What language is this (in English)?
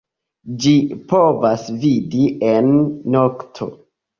Esperanto